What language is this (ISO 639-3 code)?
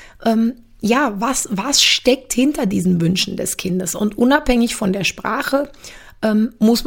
deu